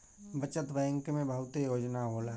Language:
Bhojpuri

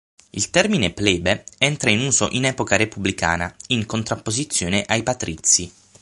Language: Italian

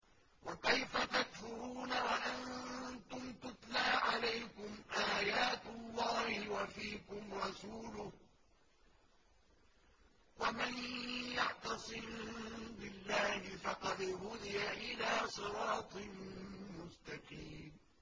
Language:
Arabic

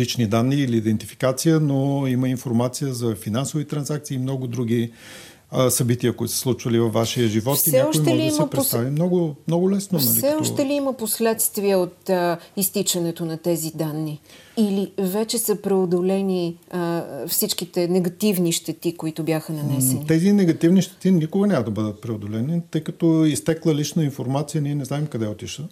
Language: Bulgarian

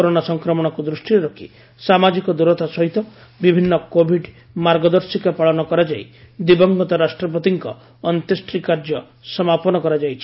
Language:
Odia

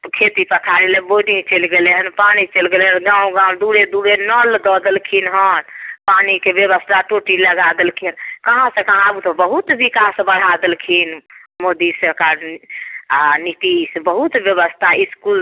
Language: Maithili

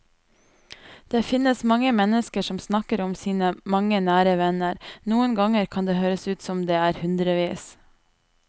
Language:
Norwegian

